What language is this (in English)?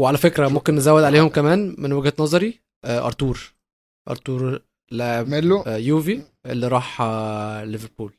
Arabic